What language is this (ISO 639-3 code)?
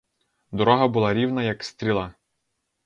ukr